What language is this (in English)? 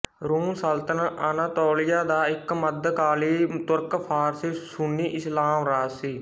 Punjabi